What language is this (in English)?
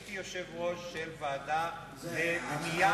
Hebrew